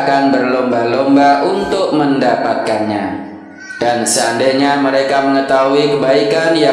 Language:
Indonesian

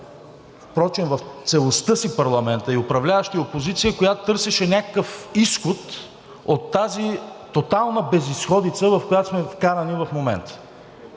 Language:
Bulgarian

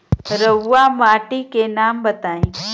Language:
Bhojpuri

